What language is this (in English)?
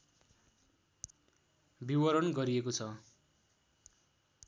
Nepali